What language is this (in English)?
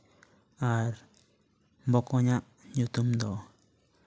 Santali